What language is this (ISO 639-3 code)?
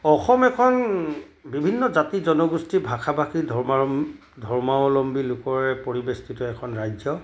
asm